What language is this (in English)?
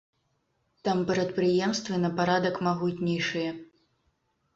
Belarusian